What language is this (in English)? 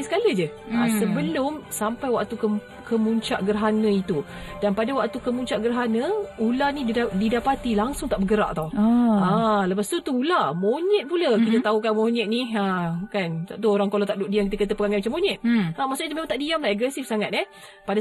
Malay